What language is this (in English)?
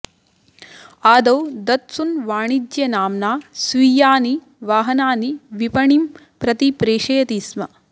Sanskrit